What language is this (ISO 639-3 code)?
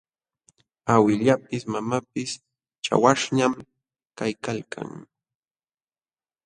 qxw